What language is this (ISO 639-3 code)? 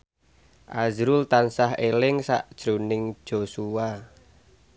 jav